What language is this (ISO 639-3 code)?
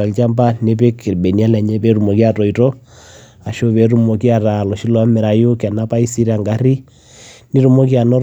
mas